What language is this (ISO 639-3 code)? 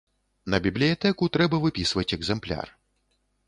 bel